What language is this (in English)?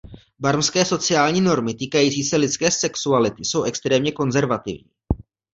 Czech